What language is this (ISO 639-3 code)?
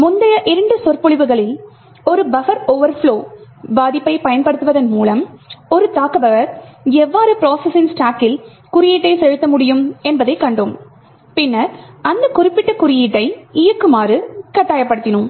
tam